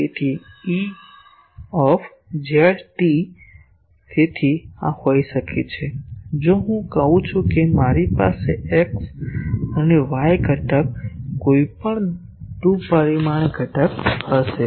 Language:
Gujarati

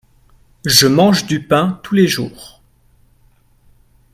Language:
French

